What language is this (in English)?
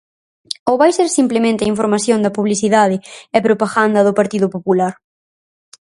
Galician